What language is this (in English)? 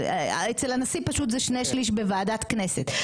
Hebrew